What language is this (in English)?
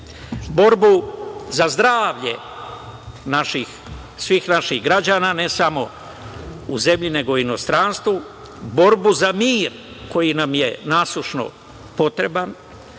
Serbian